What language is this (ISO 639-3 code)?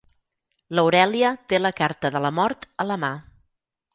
cat